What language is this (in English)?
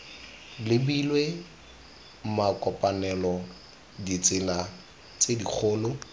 Tswana